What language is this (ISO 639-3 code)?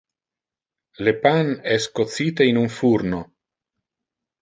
ina